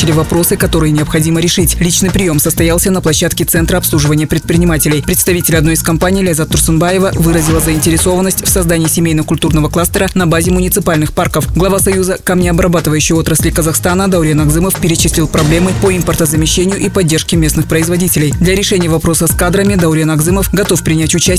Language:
Russian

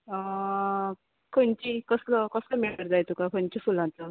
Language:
Konkani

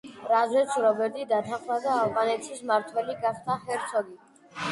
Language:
Georgian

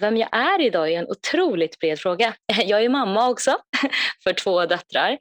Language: Swedish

